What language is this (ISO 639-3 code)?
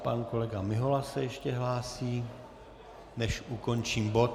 ces